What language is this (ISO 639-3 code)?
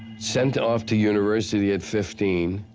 eng